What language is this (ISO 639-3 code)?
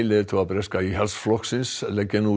isl